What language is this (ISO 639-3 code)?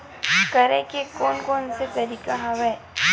hne